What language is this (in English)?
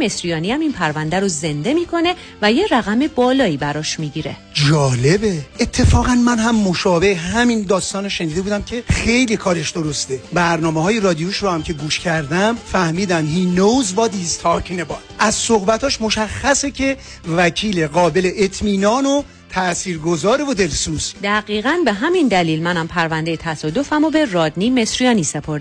Persian